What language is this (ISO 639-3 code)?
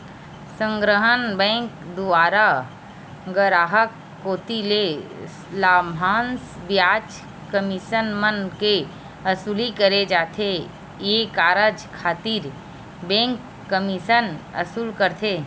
hne